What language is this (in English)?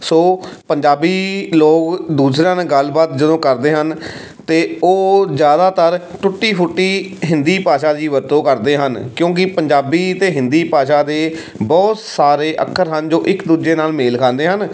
Punjabi